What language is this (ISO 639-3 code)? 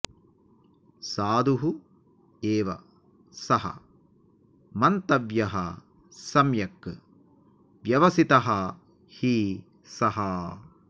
san